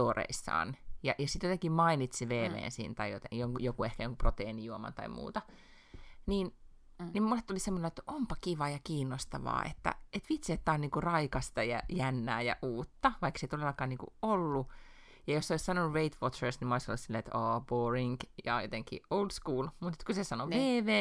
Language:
Finnish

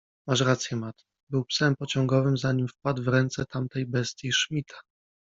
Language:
Polish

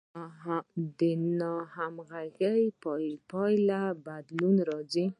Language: Pashto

